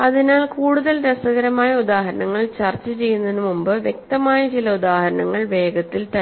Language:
Malayalam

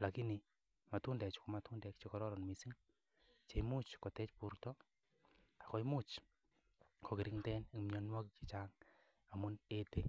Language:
Kalenjin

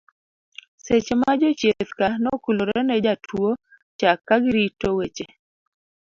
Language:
Luo (Kenya and Tanzania)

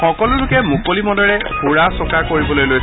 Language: Assamese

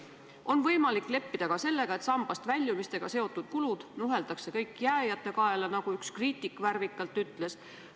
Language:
Estonian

